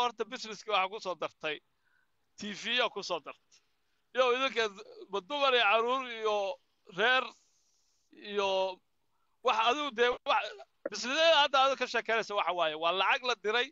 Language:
Arabic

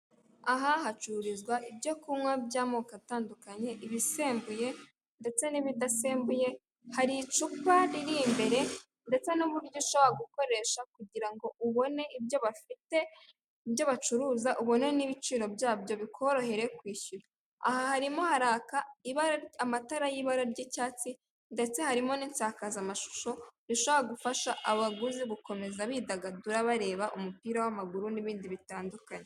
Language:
Kinyarwanda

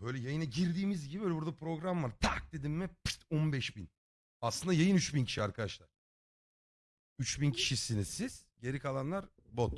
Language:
Turkish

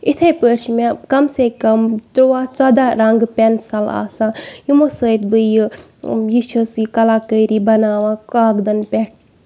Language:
Kashmiri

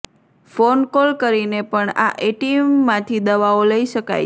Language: Gujarati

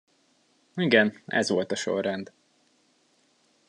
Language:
Hungarian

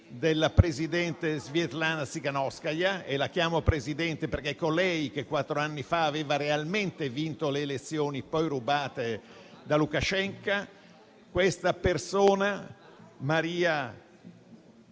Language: Italian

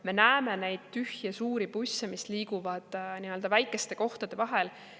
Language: Estonian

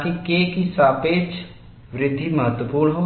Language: Hindi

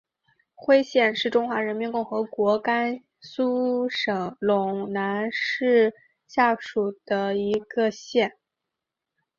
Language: Chinese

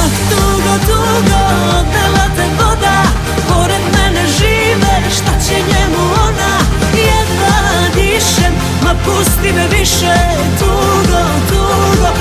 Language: Romanian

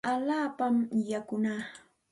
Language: Santa Ana de Tusi Pasco Quechua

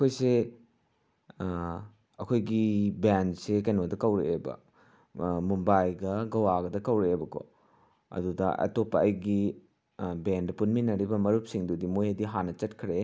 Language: Manipuri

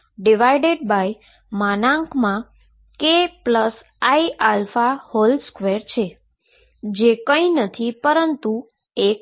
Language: Gujarati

